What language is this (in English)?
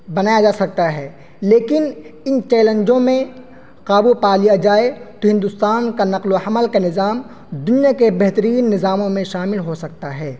Urdu